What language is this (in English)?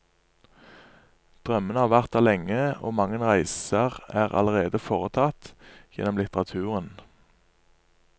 Norwegian